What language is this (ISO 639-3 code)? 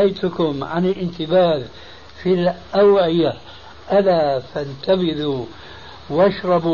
ara